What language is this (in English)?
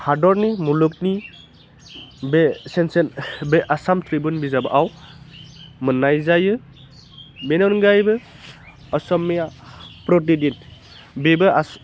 Bodo